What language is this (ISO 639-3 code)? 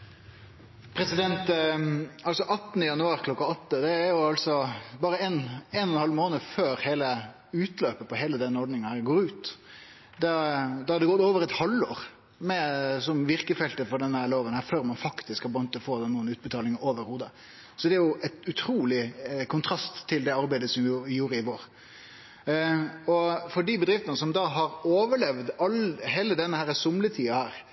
nno